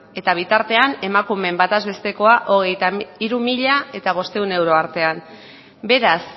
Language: Basque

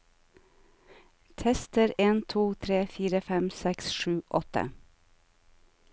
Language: Norwegian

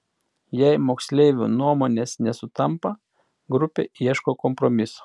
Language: Lithuanian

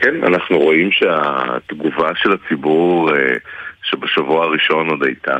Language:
Hebrew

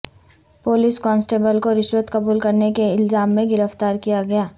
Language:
Urdu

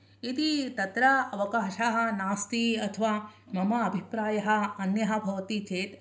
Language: Sanskrit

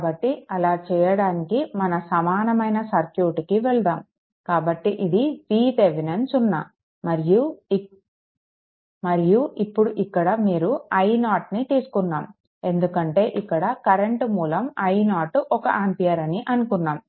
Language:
Telugu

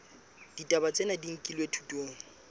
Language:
Southern Sotho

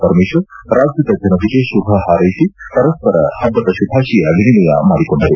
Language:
Kannada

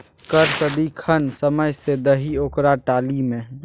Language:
Maithili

